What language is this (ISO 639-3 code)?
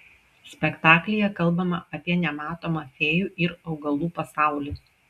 lit